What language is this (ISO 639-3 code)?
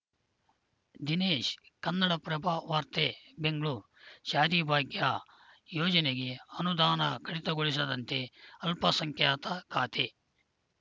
kan